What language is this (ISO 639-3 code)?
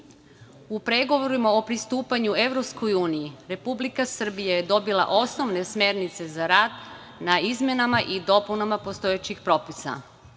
srp